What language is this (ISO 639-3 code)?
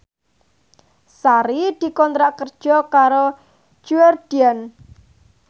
jav